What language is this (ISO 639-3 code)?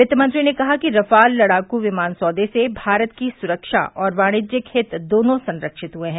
hin